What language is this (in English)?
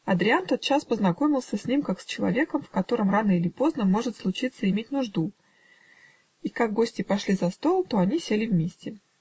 Russian